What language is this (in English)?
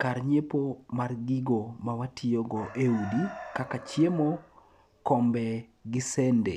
Luo (Kenya and Tanzania)